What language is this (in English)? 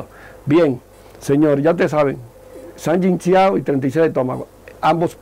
Spanish